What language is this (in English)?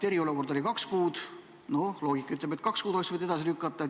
Estonian